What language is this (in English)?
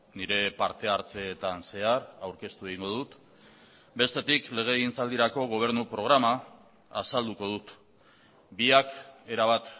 Basque